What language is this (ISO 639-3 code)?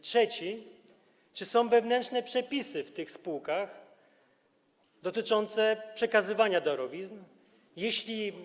pol